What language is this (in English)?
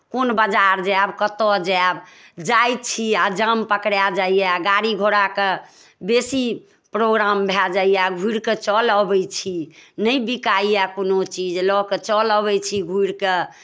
Maithili